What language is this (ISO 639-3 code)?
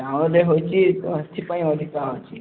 ori